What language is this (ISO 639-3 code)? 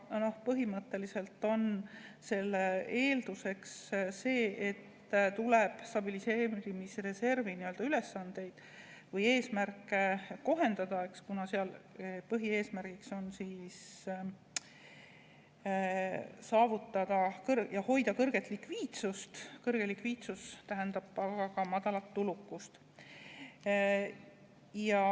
est